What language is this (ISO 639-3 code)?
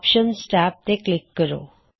pan